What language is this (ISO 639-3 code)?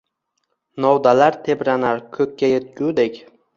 uzb